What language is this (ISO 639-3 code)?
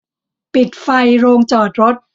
tha